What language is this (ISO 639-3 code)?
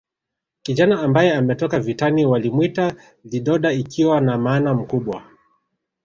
swa